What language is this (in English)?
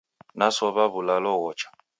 Taita